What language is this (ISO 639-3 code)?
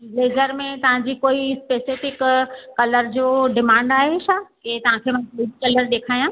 snd